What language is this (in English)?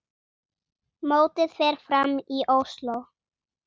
Icelandic